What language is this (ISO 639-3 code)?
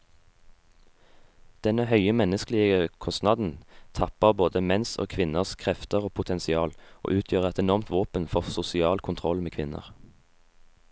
nor